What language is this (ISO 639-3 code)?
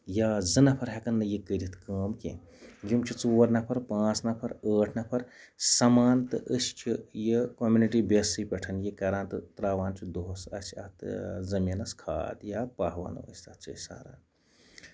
kas